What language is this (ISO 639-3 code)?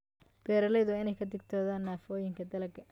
som